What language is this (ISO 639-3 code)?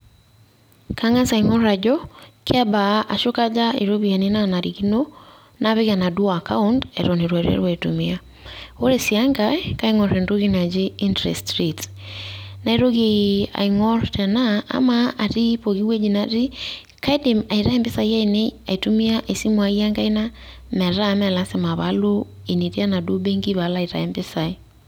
mas